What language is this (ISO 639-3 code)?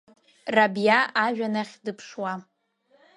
abk